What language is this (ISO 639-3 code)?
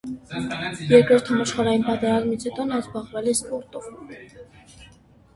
hye